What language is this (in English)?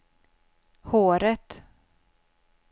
Swedish